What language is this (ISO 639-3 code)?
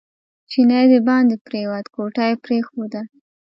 pus